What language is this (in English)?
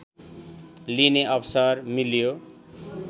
Nepali